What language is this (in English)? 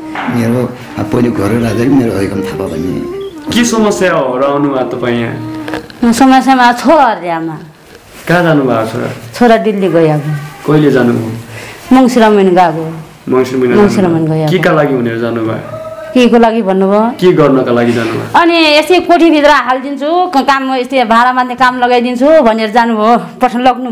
Indonesian